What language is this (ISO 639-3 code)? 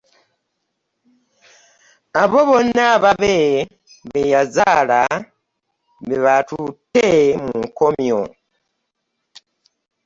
lug